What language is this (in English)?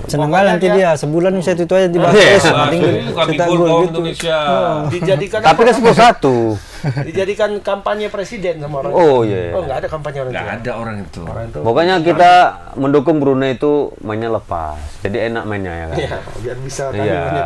Indonesian